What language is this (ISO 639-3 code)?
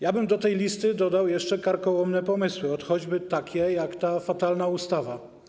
pol